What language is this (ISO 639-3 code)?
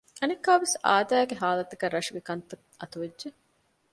div